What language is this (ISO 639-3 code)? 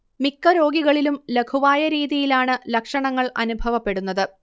mal